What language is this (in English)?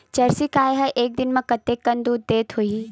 Chhattisgarhi